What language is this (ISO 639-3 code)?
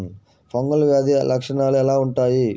tel